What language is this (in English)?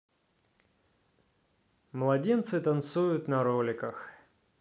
Russian